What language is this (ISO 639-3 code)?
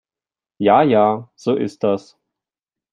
deu